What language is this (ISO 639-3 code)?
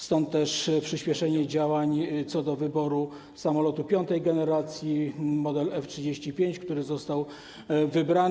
pol